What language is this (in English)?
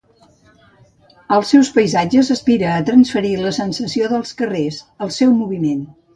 Catalan